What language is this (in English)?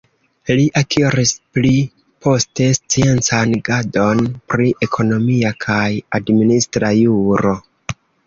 Esperanto